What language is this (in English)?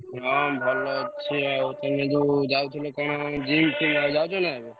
Odia